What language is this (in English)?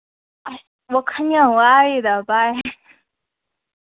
Manipuri